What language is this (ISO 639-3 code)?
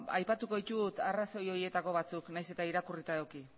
eus